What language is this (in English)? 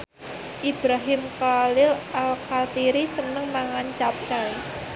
Javanese